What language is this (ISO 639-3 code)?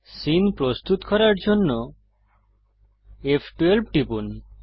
ben